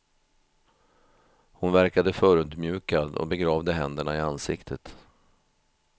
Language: Swedish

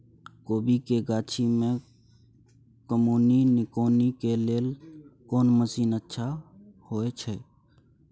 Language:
Maithili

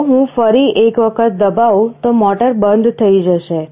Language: Gujarati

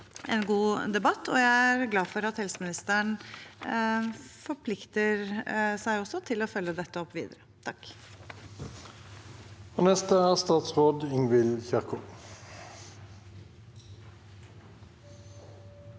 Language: Norwegian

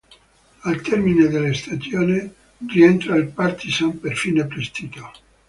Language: Italian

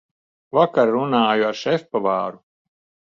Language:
Latvian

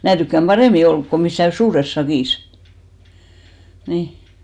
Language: Finnish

